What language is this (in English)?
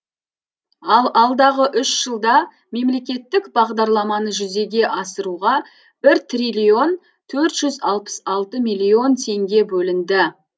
Kazakh